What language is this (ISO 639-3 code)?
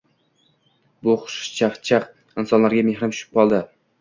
uzb